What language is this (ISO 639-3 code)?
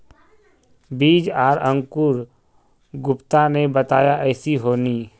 mag